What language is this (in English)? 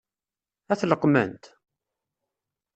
Kabyle